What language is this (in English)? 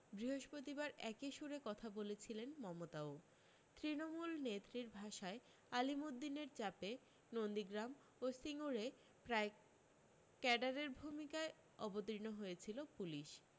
Bangla